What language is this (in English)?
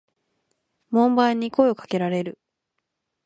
Japanese